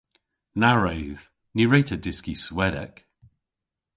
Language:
Cornish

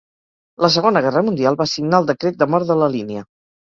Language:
Catalan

